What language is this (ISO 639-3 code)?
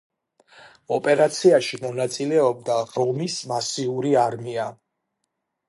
kat